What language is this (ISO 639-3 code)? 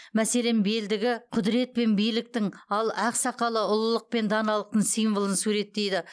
kaz